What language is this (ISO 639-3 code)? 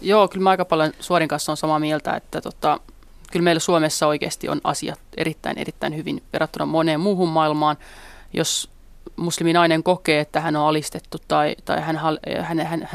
fin